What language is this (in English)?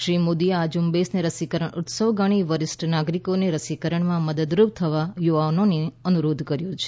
Gujarati